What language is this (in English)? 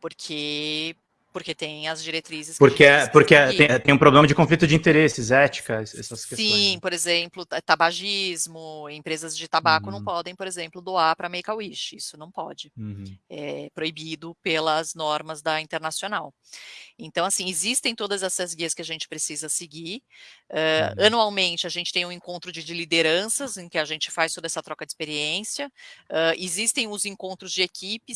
Portuguese